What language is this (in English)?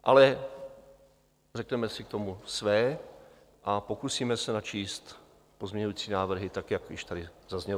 Czech